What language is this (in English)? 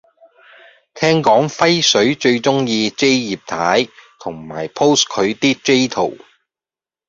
Cantonese